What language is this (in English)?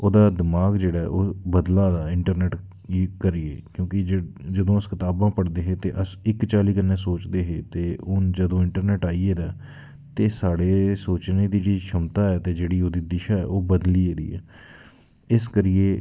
Dogri